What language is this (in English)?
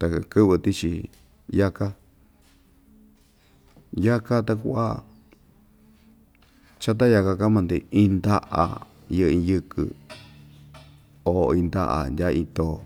Ixtayutla Mixtec